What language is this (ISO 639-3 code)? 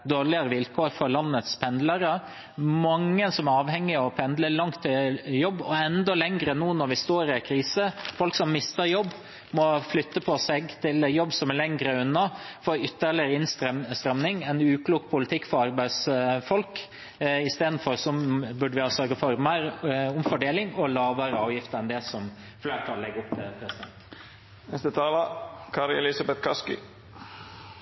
nob